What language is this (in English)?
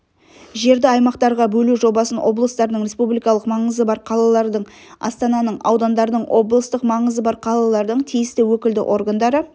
Kazakh